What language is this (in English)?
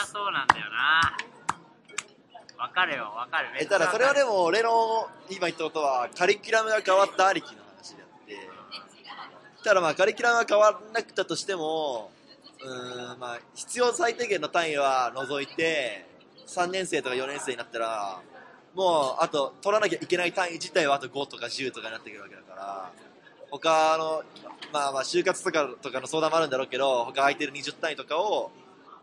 Japanese